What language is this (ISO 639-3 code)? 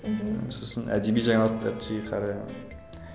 kaz